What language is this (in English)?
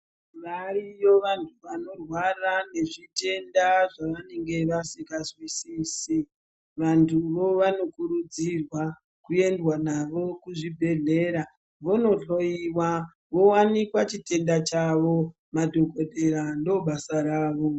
Ndau